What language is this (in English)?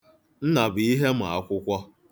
Igbo